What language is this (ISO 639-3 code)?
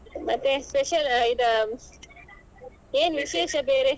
kan